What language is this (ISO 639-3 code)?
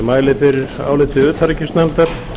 isl